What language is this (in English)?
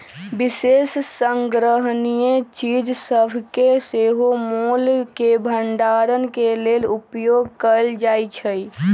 Magahi